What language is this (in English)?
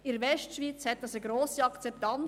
Swiss German